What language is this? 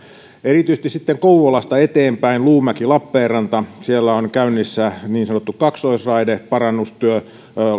Finnish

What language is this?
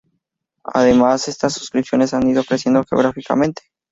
Spanish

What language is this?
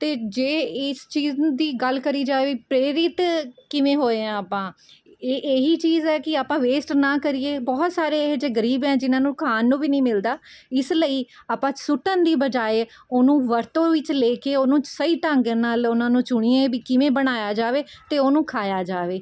Punjabi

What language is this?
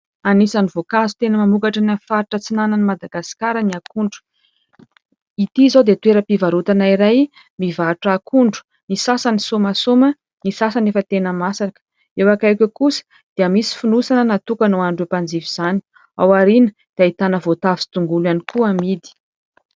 Malagasy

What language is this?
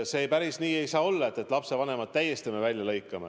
Estonian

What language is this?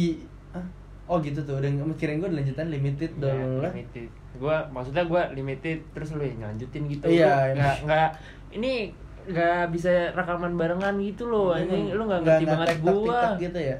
Indonesian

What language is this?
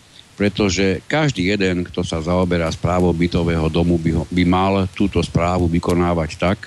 Slovak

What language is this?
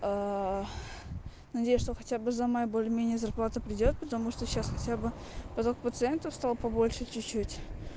Russian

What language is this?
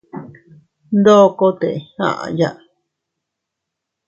Teutila Cuicatec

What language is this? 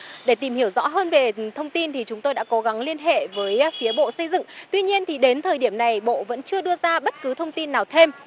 Vietnamese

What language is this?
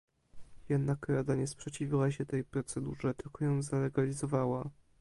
Polish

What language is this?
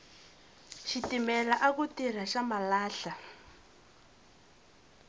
Tsonga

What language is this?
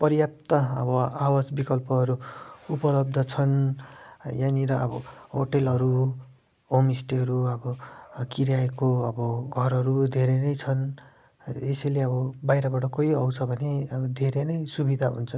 Nepali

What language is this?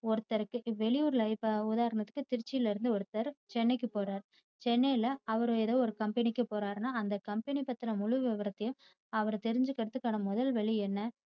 Tamil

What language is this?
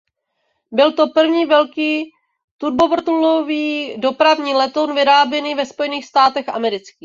Czech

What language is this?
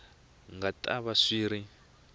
Tsonga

